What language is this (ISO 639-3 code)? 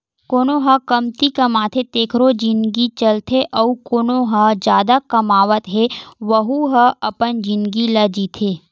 hne